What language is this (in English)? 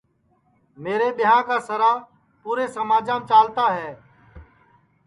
Sansi